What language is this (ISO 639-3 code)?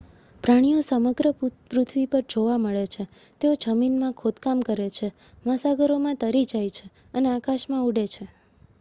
guj